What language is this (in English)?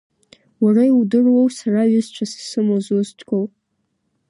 Abkhazian